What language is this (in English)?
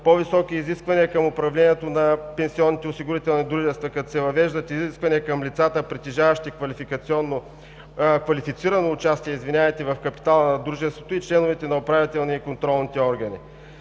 Bulgarian